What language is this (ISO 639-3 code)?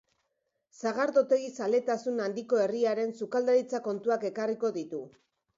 eus